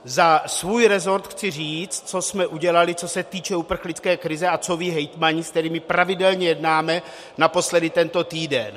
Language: Czech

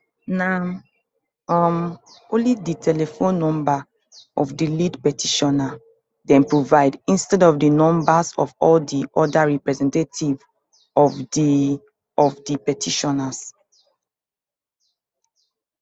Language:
Nigerian Pidgin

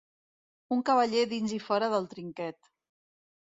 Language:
Catalan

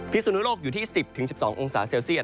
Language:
Thai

